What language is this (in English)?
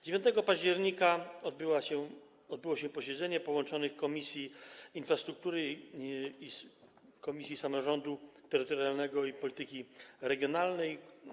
Polish